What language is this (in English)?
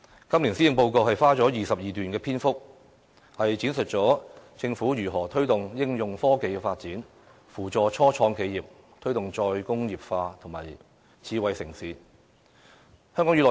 Cantonese